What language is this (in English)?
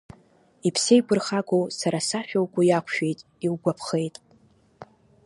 Abkhazian